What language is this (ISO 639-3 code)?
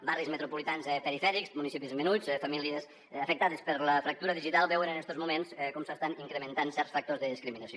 cat